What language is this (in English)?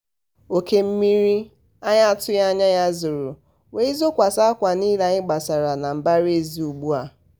Igbo